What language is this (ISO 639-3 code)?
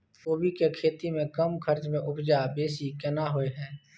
mai